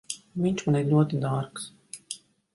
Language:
Latvian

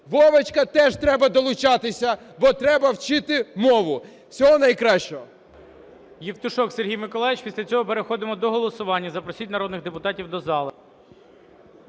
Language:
Ukrainian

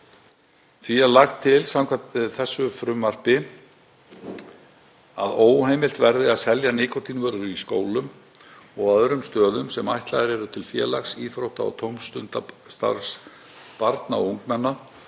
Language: Icelandic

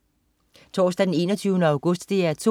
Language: Danish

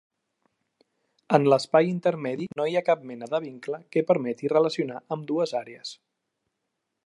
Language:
Catalan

